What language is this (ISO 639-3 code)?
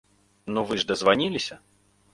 bel